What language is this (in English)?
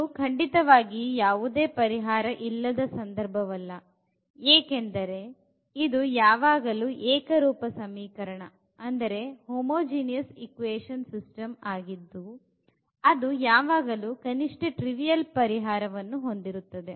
Kannada